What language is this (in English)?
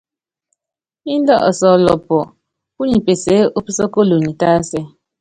Yangben